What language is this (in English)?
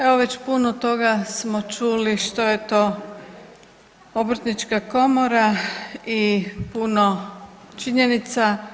Croatian